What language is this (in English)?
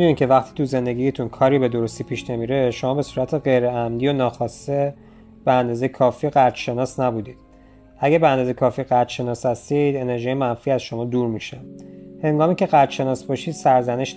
Persian